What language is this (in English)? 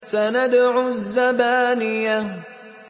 Arabic